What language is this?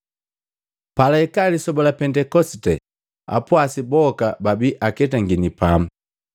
Matengo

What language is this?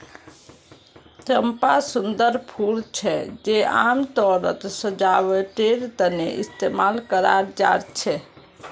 Magahi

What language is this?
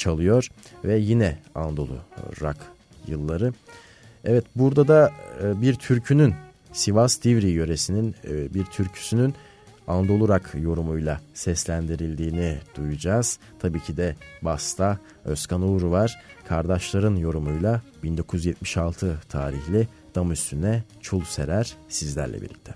Turkish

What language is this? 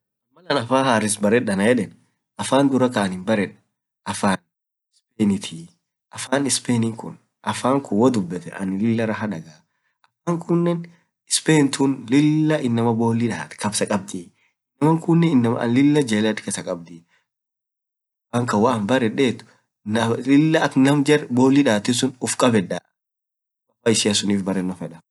Orma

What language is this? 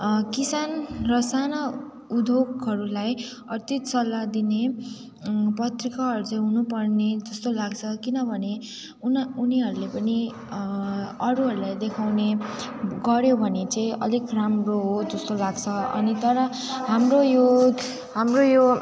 Nepali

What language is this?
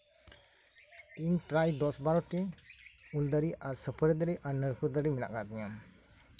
Santali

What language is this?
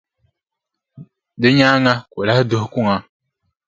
Dagbani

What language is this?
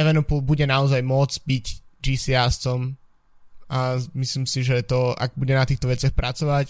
Slovak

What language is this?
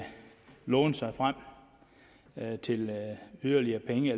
Danish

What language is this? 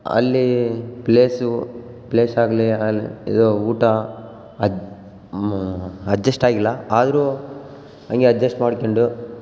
Kannada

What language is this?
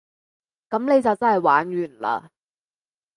Cantonese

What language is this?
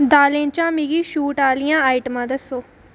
Dogri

